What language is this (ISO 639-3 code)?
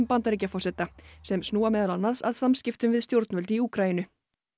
isl